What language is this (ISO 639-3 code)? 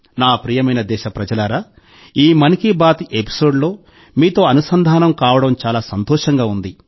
tel